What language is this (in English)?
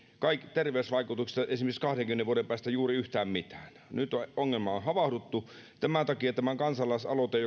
Finnish